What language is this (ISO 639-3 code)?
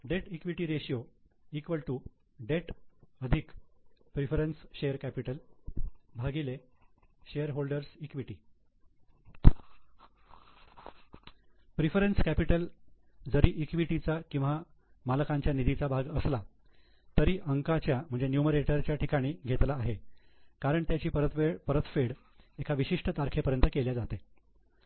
mar